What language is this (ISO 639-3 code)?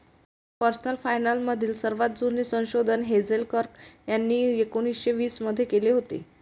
mar